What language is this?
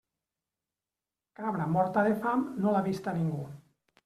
Catalan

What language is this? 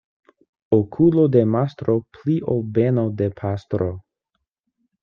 Esperanto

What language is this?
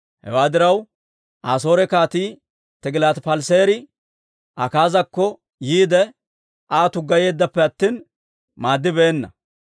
Dawro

